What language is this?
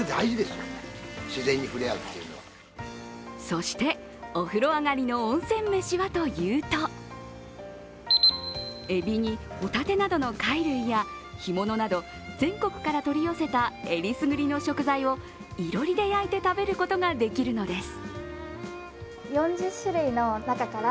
Japanese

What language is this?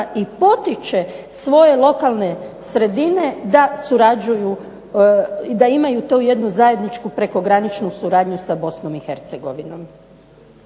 Croatian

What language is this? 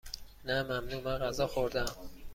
Persian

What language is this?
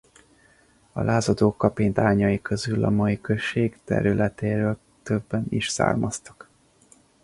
Hungarian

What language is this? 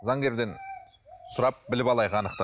Kazakh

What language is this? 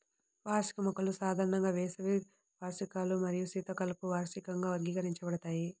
Telugu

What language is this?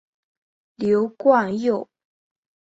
Chinese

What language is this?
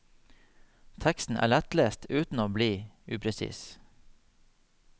Norwegian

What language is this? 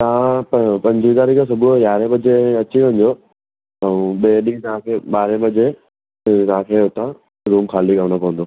Sindhi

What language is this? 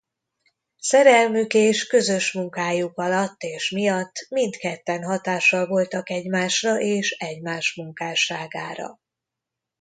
Hungarian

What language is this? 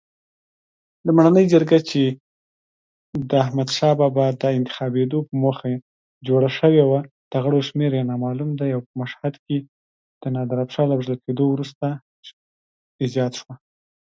English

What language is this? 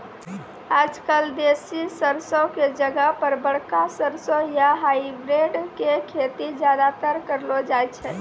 Maithili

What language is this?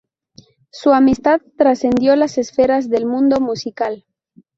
Spanish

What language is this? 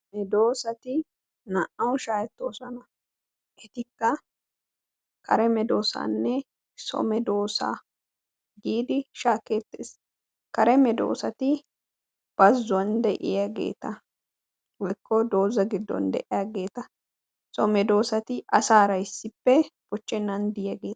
Wolaytta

